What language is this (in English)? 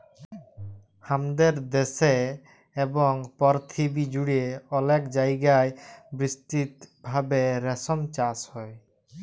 Bangla